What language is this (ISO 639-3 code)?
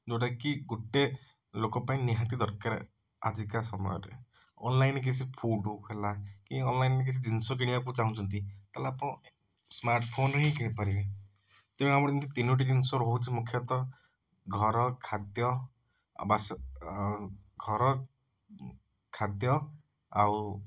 ori